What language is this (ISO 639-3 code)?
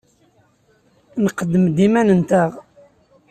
kab